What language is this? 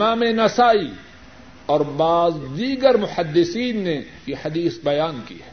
Urdu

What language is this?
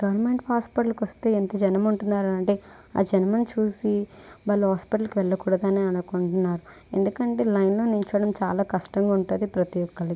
Telugu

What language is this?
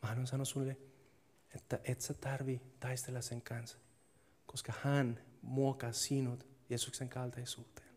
Finnish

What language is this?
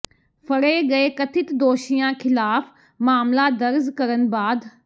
Punjabi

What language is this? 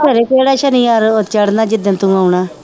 Punjabi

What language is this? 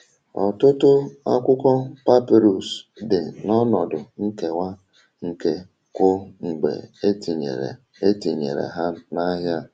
Igbo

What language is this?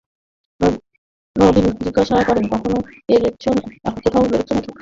Bangla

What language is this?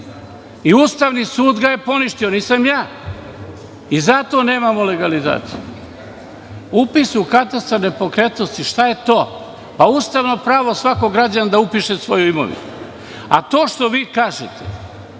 Serbian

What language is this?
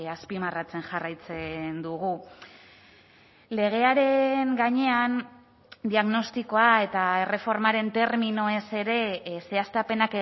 Basque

